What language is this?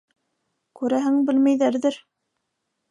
Bashkir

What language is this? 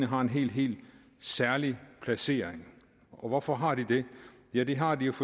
Danish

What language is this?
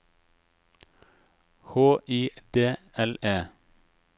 Norwegian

